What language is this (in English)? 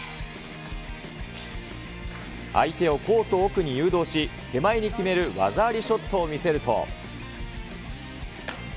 Japanese